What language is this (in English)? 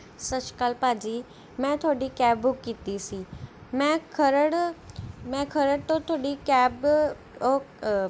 Punjabi